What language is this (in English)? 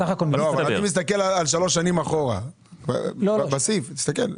Hebrew